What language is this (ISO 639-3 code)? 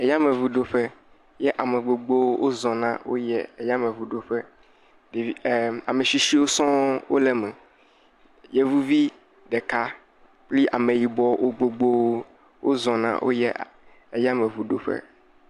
ewe